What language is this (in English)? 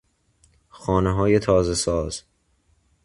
Persian